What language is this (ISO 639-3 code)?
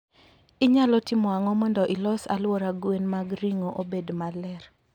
luo